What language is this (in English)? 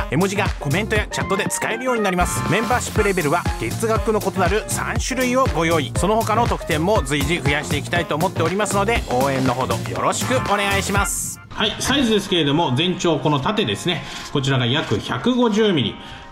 Japanese